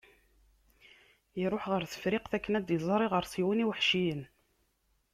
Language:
Kabyle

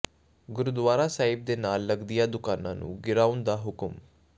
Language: Punjabi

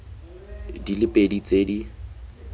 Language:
Tswana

